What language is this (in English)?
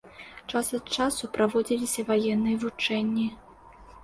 Belarusian